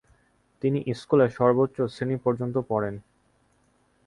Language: Bangla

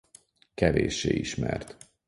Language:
Hungarian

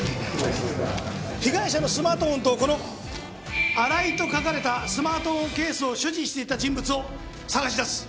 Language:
Japanese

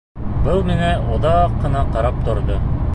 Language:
Bashkir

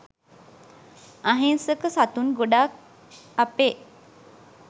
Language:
Sinhala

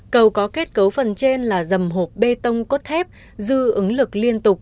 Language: Vietnamese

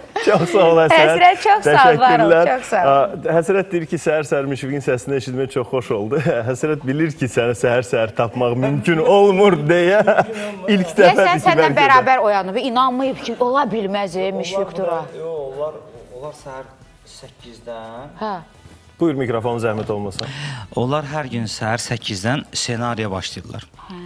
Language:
Turkish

